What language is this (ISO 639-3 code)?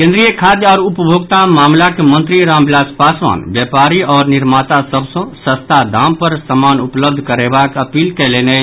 mai